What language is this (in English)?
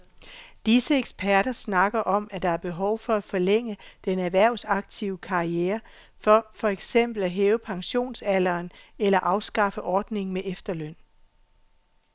Danish